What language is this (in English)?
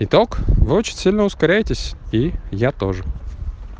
Russian